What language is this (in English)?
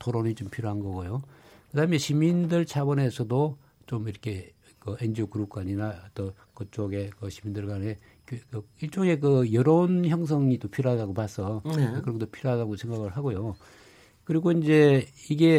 Korean